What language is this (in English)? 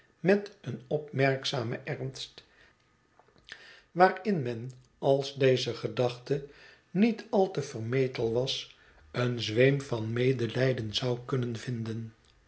Dutch